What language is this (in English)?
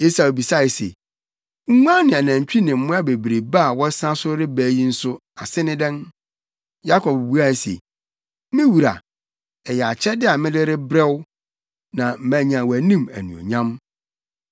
Akan